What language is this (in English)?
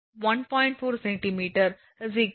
Tamil